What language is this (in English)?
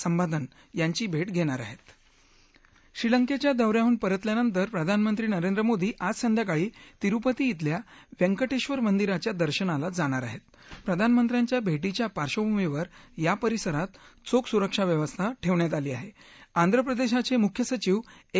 Marathi